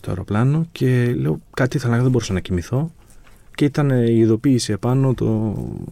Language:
Greek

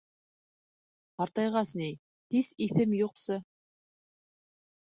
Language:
Bashkir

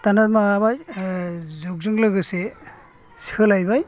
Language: Bodo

